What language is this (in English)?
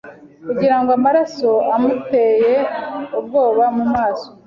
Kinyarwanda